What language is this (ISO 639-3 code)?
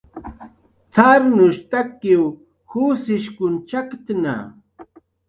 jqr